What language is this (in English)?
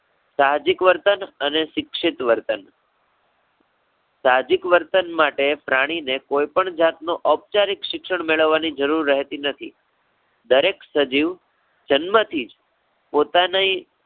Gujarati